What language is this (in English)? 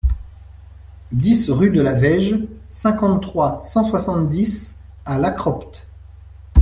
French